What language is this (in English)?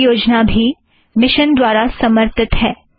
Hindi